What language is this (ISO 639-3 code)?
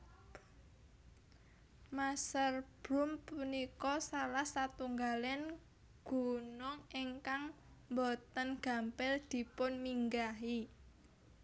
jav